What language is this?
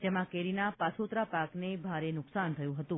Gujarati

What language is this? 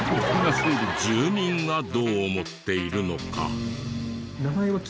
Japanese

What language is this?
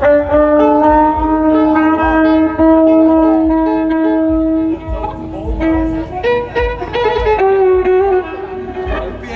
Thai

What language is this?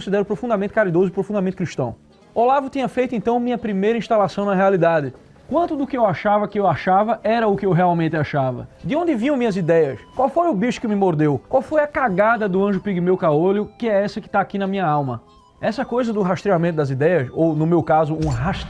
Portuguese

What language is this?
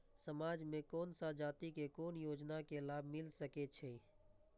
Maithili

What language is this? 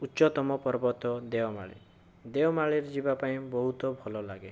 Odia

